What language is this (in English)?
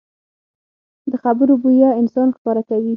Pashto